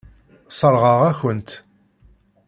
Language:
Kabyle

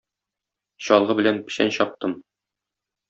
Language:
Tatar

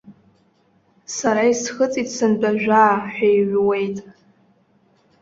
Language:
Abkhazian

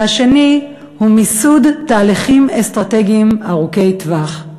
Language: Hebrew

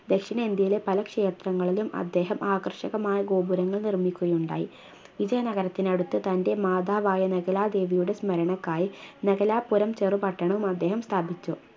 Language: Malayalam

